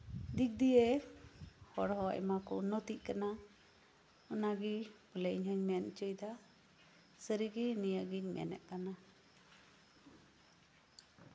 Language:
Santali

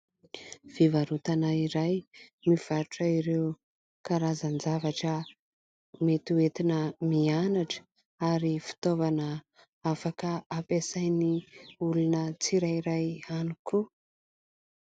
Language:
Malagasy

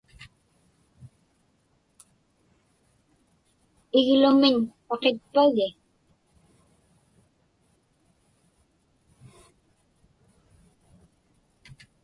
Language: Inupiaq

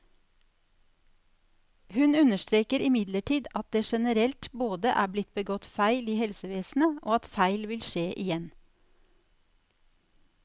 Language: Norwegian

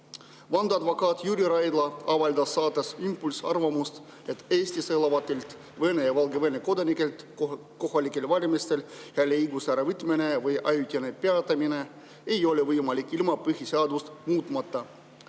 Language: Estonian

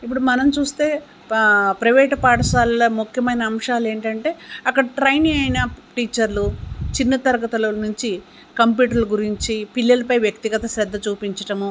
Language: Telugu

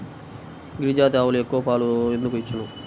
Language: Telugu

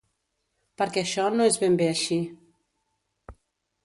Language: Catalan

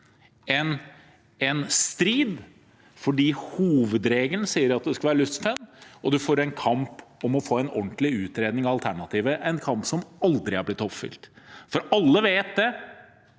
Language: Norwegian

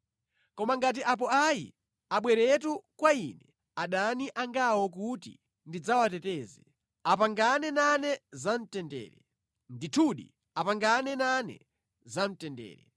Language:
Nyanja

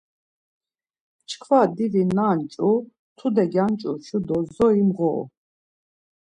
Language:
Laz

